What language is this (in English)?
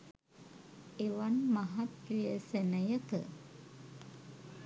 Sinhala